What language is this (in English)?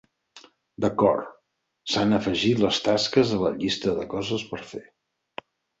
Catalan